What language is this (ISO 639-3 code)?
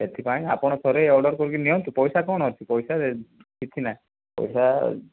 ori